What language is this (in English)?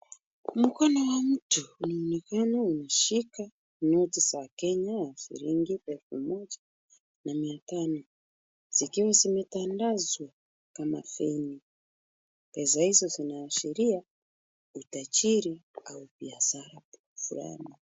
Swahili